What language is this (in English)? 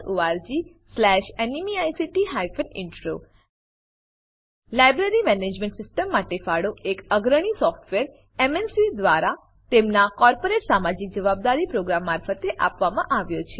Gujarati